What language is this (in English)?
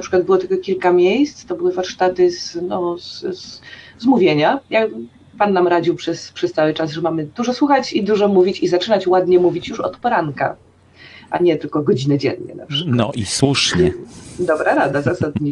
Polish